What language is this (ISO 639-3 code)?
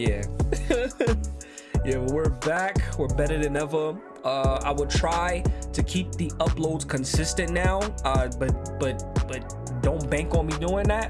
eng